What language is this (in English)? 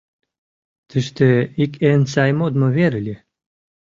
Mari